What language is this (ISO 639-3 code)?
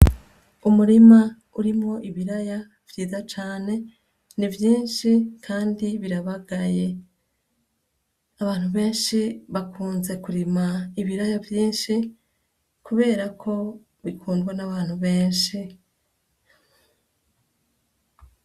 run